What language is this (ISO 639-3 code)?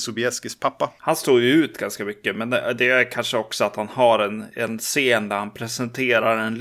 swe